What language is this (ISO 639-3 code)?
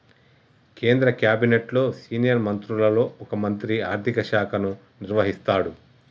tel